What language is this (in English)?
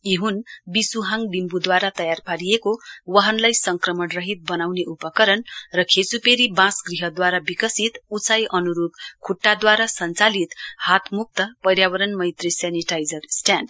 Nepali